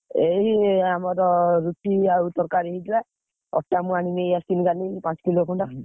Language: Odia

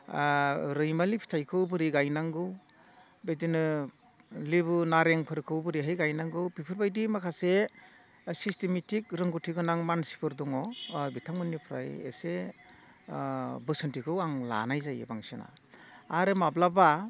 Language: Bodo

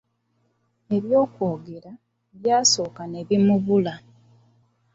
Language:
Ganda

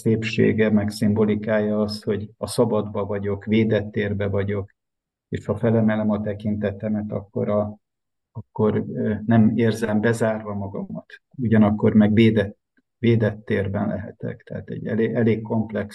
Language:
Hungarian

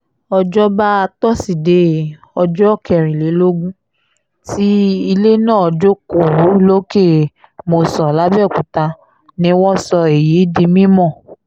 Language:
Yoruba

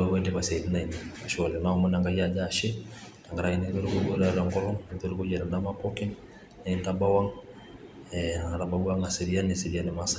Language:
Masai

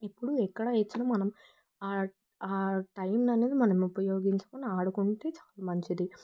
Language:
Telugu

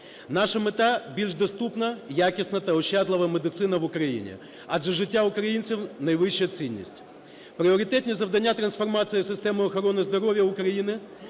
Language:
Ukrainian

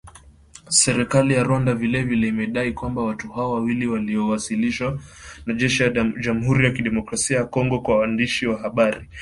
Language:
Swahili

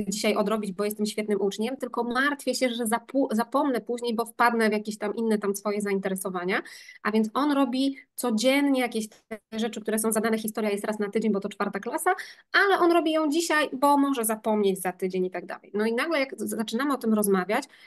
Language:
Polish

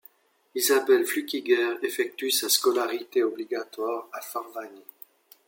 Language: French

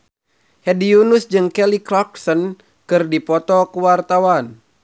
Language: Sundanese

